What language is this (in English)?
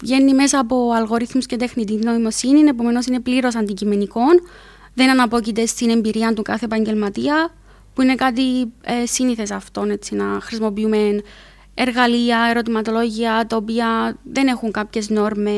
Greek